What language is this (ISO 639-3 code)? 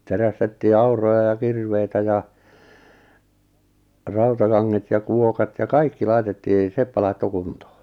fin